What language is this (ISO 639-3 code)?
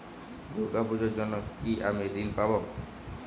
ben